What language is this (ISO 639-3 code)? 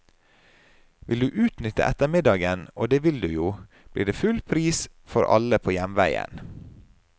nor